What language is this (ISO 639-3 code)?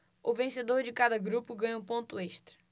por